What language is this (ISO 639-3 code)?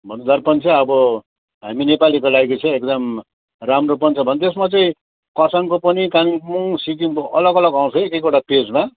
nep